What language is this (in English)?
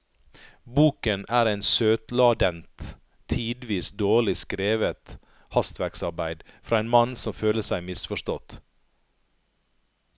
Norwegian